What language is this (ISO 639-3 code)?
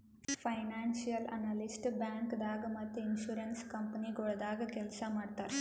kan